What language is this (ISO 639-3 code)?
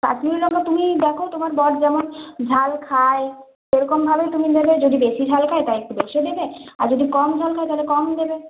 ben